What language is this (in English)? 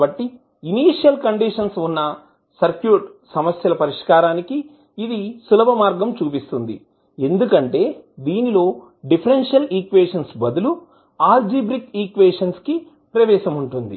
Telugu